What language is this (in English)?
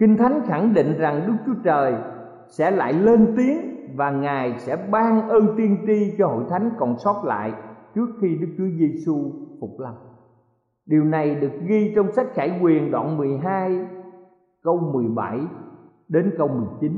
Vietnamese